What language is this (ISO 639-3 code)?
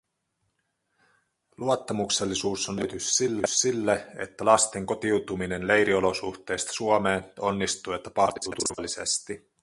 fin